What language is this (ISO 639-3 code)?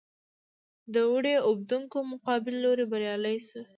pus